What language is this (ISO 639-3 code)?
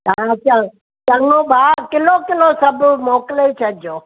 snd